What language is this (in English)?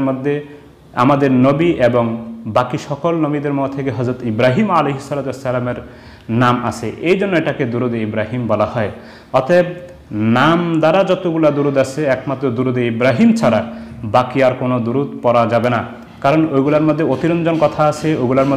Bangla